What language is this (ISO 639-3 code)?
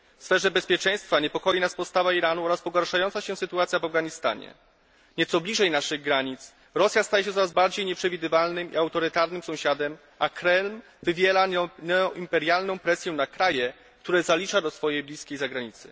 pol